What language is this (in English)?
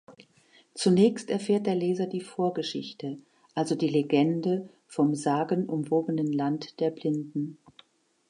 German